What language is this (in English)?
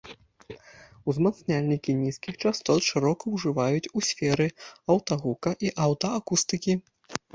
Belarusian